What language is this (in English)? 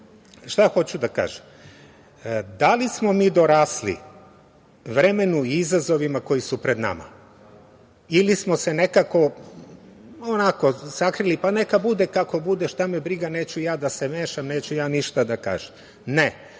Serbian